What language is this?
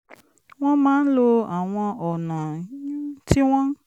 Yoruba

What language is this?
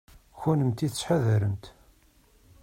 Kabyle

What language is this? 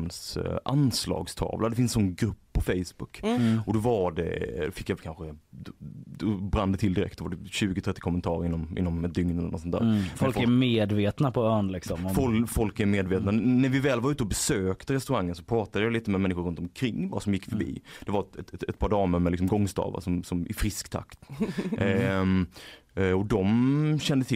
Swedish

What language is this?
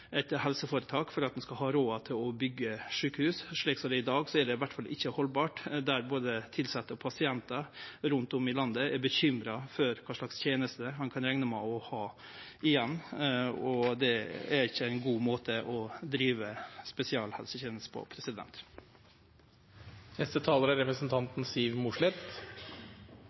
Norwegian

